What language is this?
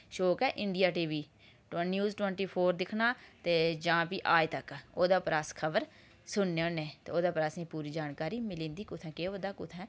Dogri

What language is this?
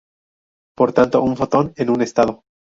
Spanish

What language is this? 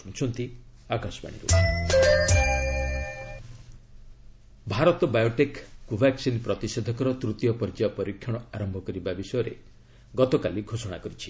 Odia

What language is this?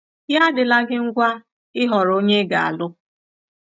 Igbo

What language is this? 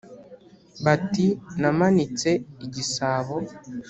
Kinyarwanda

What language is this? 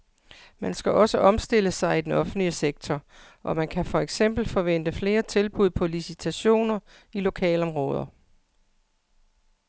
Danish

